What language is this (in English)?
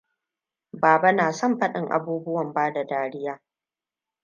Hausa